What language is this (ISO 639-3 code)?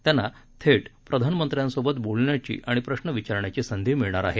mar